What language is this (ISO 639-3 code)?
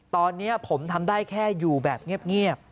tha